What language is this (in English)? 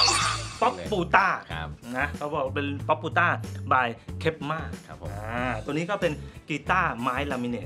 Thai